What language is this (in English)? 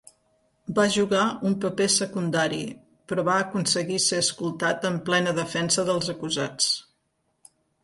Catalan